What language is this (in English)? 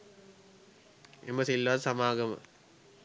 Sinhala